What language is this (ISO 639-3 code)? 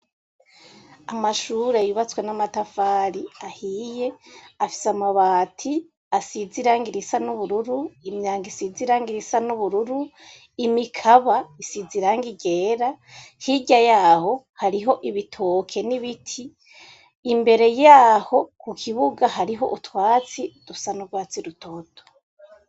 run